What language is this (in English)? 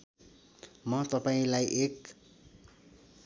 Nepali